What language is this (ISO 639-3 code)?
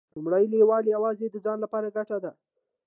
pus